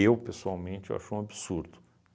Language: Portuguese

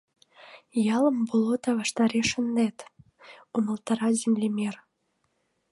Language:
Mari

